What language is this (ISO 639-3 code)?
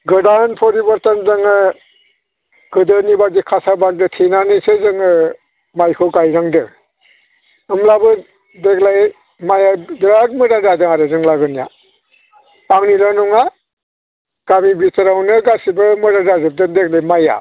brx